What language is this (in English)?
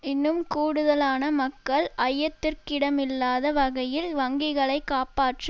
Tamil